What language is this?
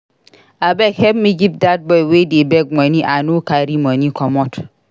Nigerian Pidgin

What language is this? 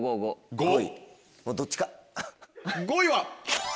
Japanese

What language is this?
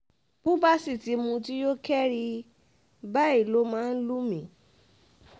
Yoruba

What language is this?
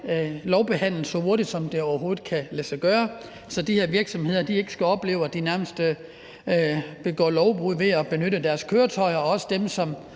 Danish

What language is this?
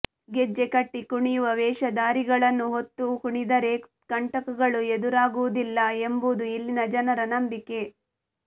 Kannada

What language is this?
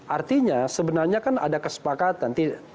Indonesian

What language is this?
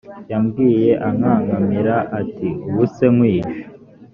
Kinyarwanda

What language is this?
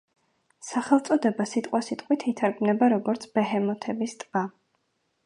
Georgian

